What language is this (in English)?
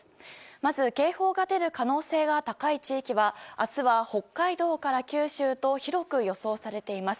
Japanese